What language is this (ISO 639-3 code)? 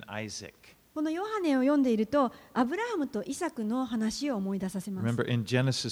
jpn